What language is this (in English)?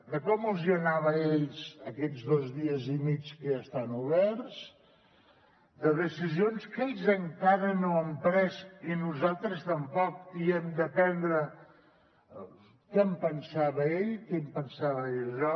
Catalan